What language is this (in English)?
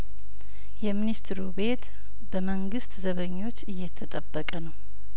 Amharic